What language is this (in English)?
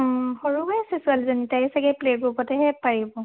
Assamese